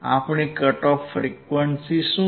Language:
Gujarati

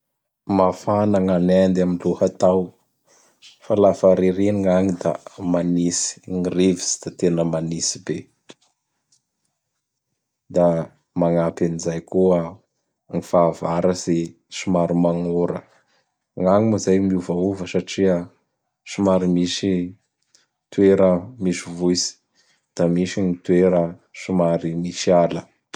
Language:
Bara Malagasy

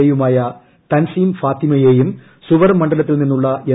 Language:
Malayalam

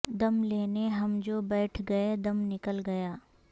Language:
Urdu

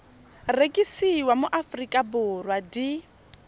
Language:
Tswana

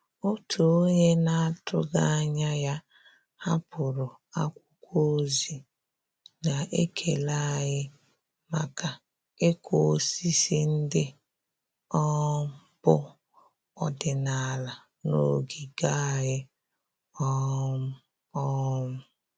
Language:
Igbo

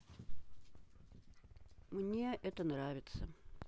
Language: Russian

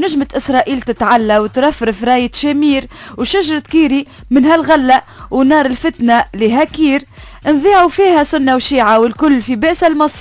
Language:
Arabic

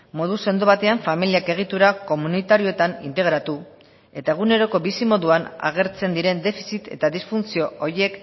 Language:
Basque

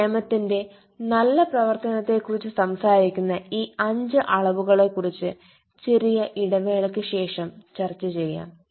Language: Malayalam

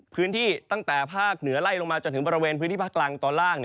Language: Thai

